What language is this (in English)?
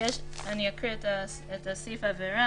Hebrew